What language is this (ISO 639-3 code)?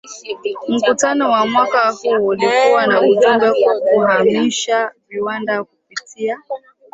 swa